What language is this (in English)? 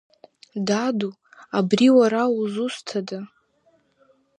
Abkhazian